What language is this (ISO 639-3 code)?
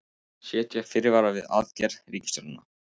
isl